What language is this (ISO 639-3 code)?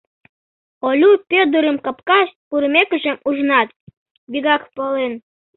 chm